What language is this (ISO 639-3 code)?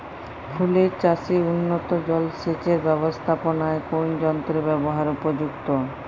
ben